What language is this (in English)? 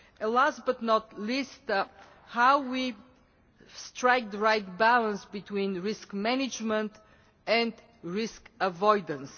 English